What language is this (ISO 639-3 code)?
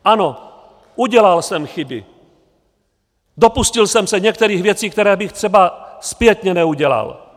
ces